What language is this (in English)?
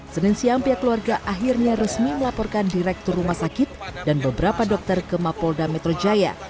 Indonesian